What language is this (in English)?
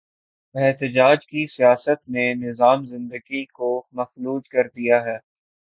Urdu